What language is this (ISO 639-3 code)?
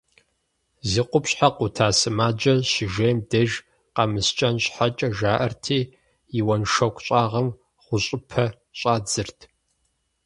kbd